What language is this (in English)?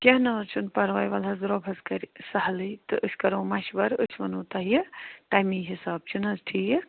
Kashmiri